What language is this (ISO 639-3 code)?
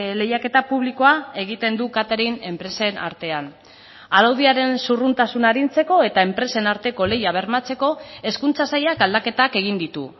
eus